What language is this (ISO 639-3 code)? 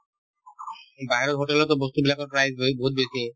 asm